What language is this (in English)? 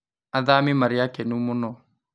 Kikuyu